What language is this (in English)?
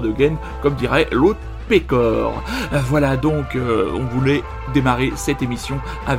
French